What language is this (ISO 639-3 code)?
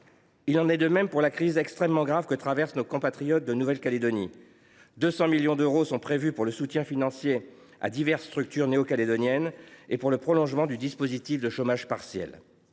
fra